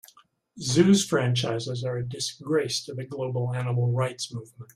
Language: English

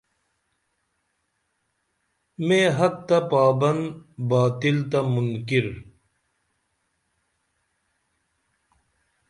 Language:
Dameli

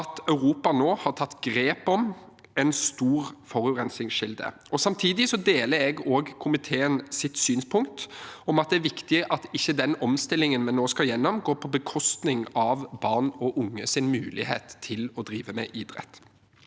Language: Norwegian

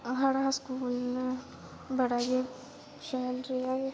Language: Dogri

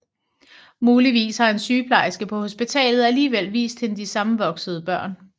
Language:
Danish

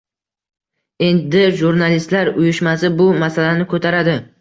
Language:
Uzbek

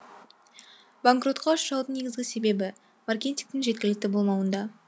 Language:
Kazakh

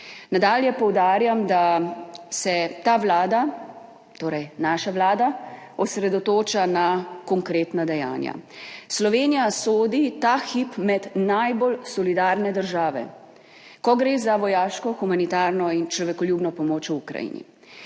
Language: Slovenian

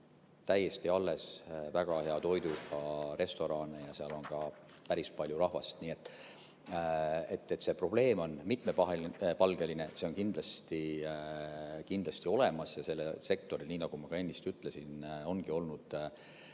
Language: Estonian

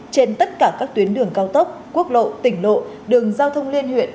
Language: Vietnamese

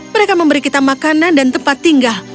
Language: Indonesian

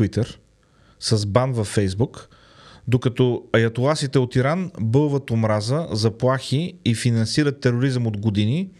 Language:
Bulgarian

